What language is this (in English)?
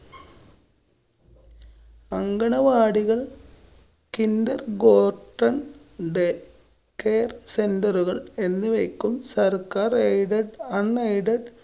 Malayalam